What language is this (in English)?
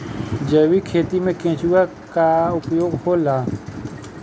Bhojpuri